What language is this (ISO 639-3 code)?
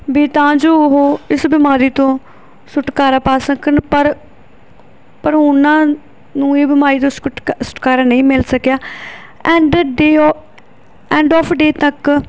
pan